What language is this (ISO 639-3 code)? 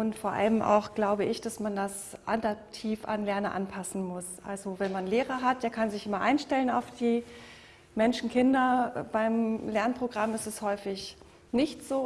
deu